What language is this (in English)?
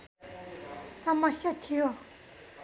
Nepali